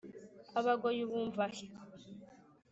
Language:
Kinyarwanda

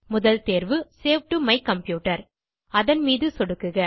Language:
Tamil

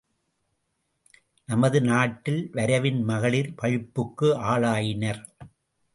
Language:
Tamil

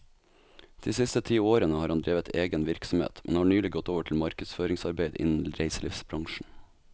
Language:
Norwegian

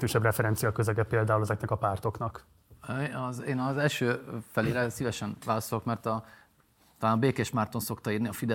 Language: Hungarian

